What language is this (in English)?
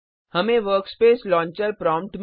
Hindi